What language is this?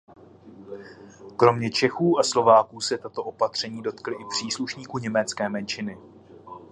Czech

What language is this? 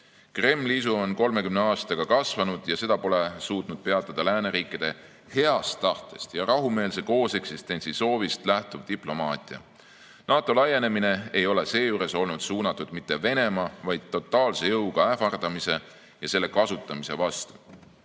Estonian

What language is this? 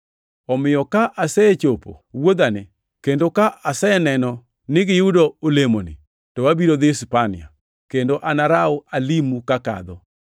Luo (Kenya and Tanzania)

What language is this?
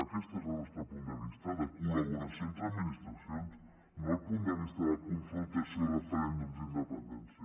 Catalan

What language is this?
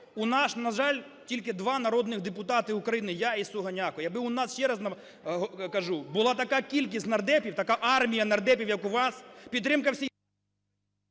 Ukrainian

